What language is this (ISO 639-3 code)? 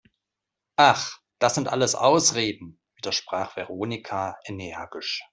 deu